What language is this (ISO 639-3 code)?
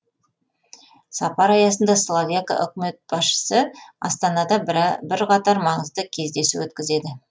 kaz